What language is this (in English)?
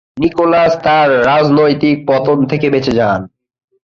Bangla